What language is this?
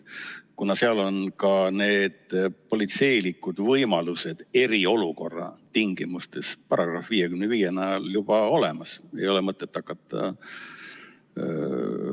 Estonian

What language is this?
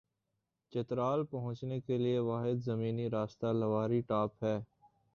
Urdu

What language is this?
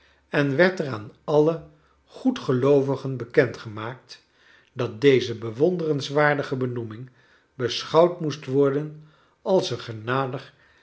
Dutch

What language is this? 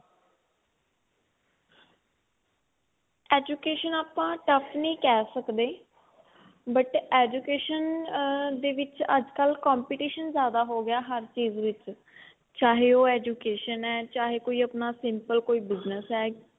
Punjabi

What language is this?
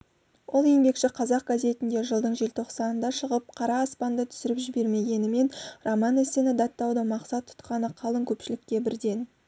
Kazakh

